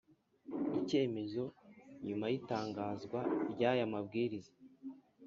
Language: Kinyarwanda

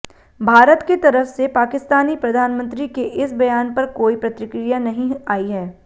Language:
Hindi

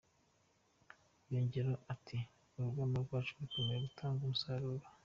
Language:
Kinyarwanda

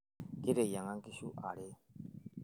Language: Masai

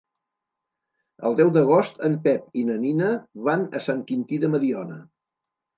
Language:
Catalan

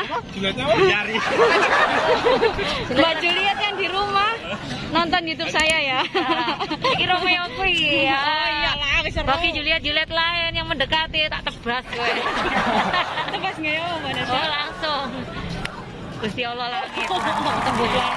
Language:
Indonesian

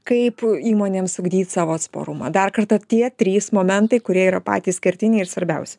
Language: Lithuanian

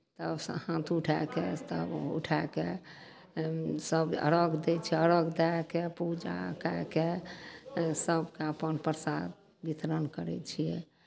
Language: Maithili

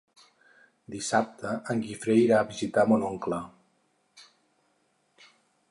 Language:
Catalan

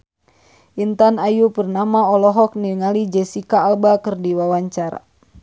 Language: Sundanese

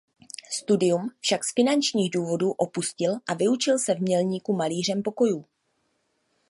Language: Czech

